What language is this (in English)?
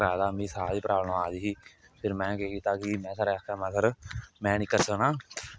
Dogri